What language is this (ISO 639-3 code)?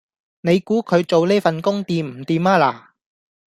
yue